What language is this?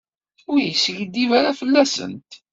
Kabyle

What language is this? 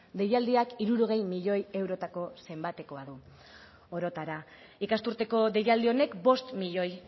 Basque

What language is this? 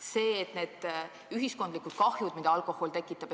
Estonian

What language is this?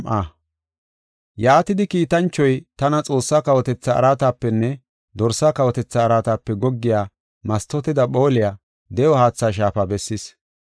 Gofa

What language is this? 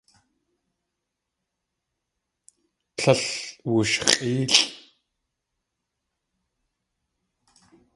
Tlingit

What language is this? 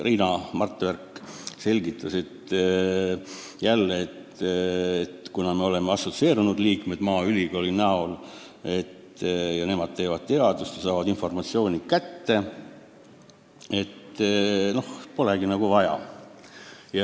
Estonian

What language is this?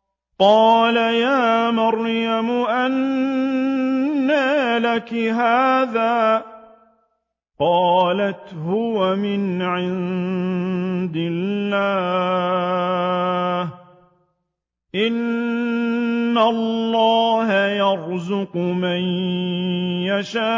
Arabic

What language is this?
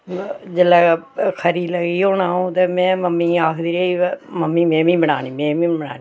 Dogri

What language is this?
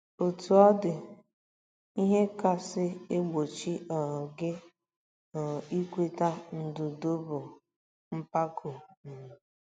Igbo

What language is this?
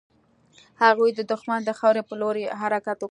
Pashto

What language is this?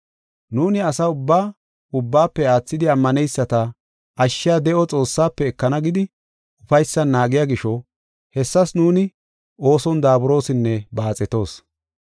Gofa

